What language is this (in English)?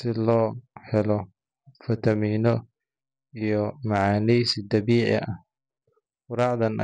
Somali